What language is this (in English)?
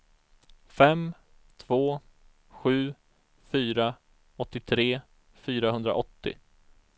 Swedish